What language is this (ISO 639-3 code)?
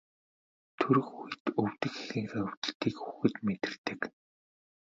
mon